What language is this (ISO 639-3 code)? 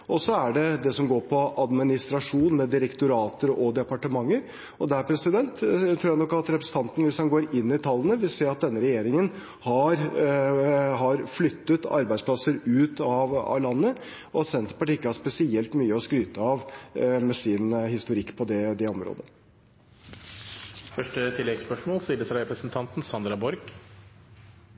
nor